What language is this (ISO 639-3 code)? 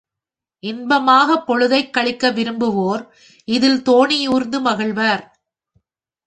tam